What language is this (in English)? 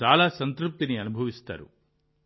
Telugu